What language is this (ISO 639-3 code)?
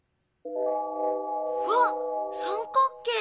jpn